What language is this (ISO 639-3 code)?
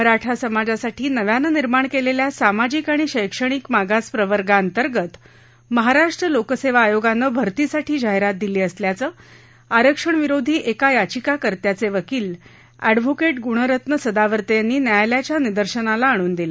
mar